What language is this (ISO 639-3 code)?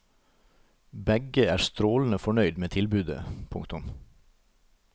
nor